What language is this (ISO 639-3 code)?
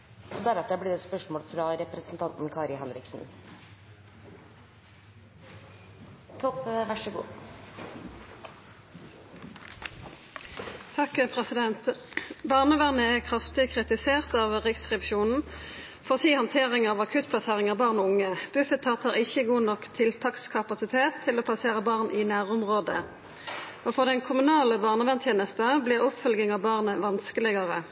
nor